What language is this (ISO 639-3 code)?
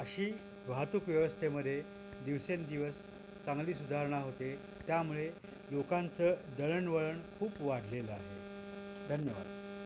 mar